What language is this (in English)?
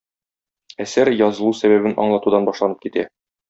Tatar